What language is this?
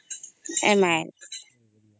Odia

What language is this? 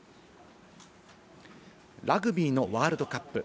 Japanese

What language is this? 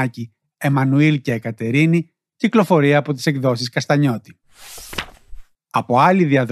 Greek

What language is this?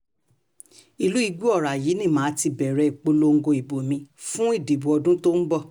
Yoruba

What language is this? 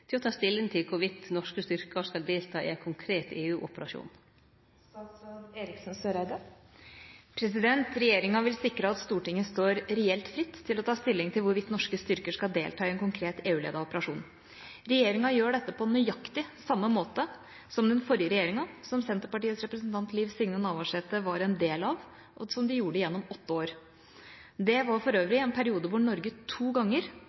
Norwegian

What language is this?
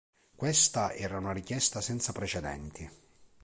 Italian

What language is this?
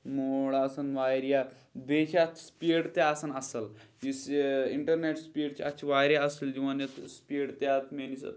Kashmiri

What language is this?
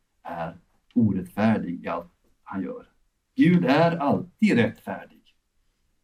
Swedish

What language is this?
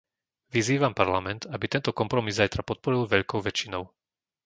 Slovak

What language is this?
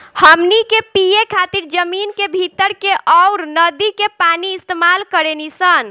Bhojpuri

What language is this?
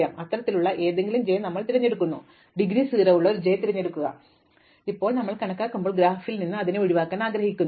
Malayalam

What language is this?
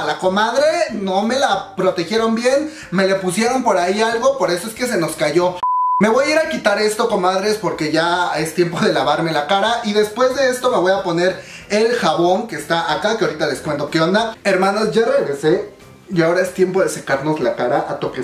Spanish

